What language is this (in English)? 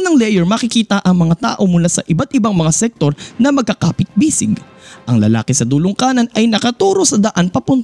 Filipino